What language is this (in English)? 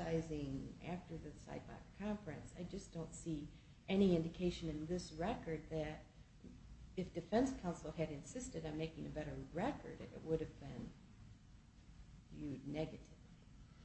English